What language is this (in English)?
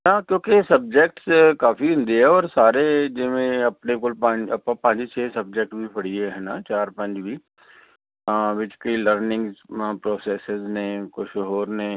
Punjabi